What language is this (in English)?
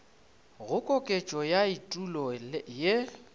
Northern Sotho